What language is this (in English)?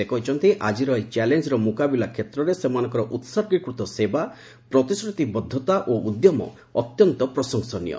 Odia